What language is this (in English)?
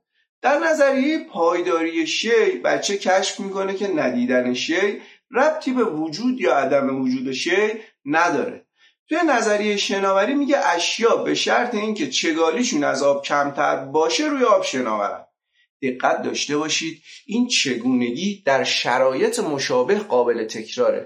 Persian